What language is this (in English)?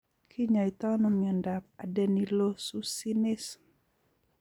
Kalenjin